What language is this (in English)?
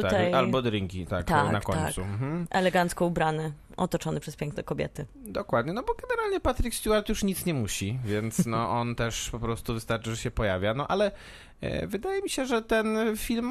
Polish